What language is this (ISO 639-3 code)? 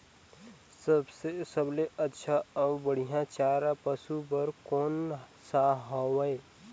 hne